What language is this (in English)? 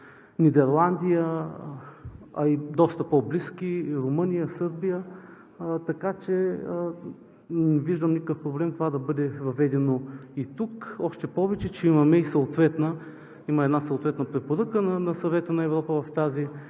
Bulgarian